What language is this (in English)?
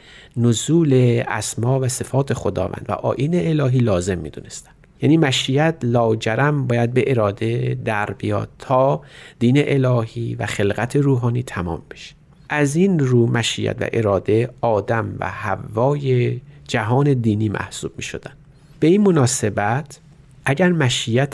Persian